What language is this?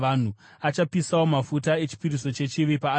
Shona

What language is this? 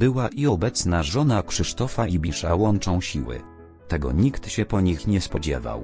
Polish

